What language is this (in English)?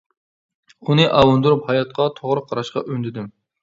Uyghur